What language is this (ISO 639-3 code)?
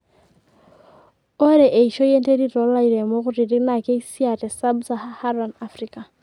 mas